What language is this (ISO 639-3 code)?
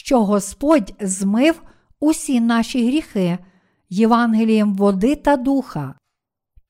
ukr